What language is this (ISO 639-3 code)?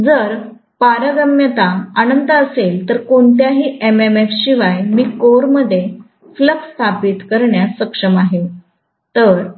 mar